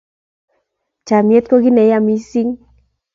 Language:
Kalenjin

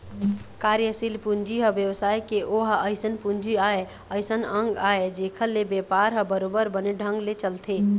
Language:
Chhattisgarhi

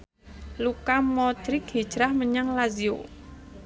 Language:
Javanese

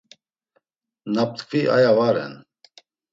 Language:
Laz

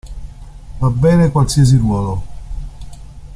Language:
Italian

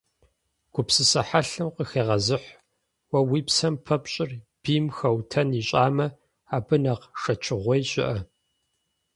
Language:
Kabardian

